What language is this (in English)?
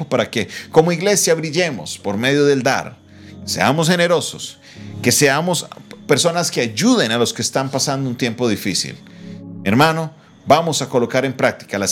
Spanish